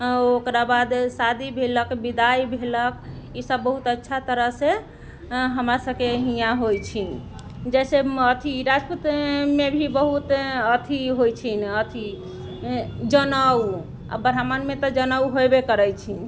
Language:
Maithili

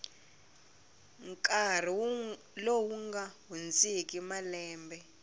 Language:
Tsonga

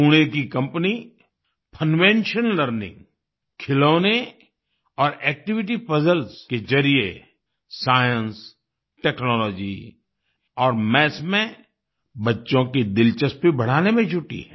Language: Hindi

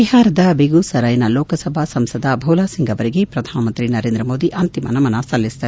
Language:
Kannada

